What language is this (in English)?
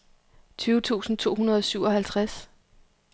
Danish